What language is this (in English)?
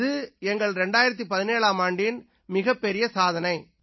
Tamil